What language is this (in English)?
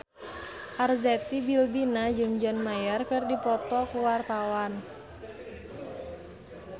Sundanese